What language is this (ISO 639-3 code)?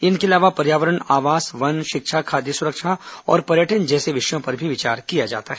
hin